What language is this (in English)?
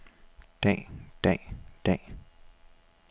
Danish